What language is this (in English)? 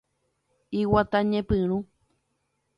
Guarani